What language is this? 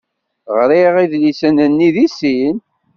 Kabyle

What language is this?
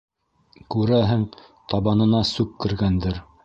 Bashkir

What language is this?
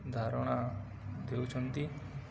Odia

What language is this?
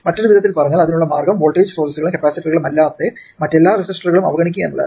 Malayalam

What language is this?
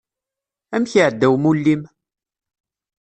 Kabyle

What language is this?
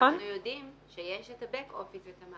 Hebrew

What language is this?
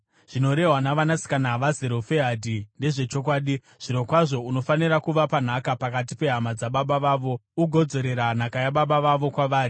Shona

